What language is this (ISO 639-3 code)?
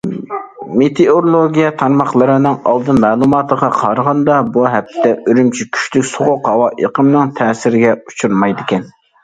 uig